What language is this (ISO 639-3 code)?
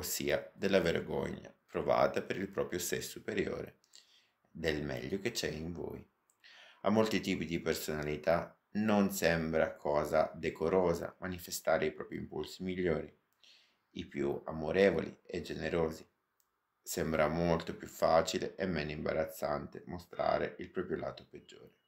ita